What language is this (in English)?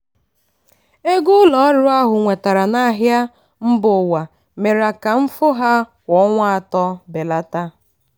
Igbo